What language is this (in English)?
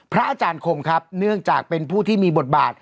Thai